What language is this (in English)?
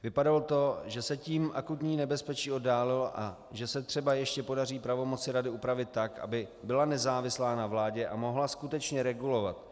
Czech